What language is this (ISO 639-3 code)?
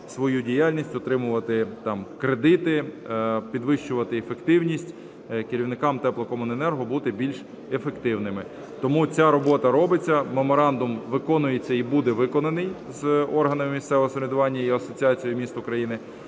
ukr